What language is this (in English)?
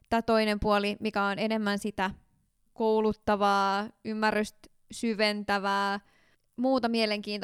Finnish